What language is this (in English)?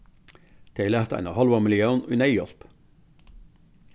Faroese